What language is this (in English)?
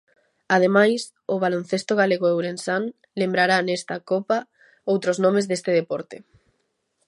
Galician